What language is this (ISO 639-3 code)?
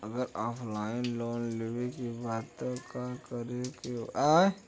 bho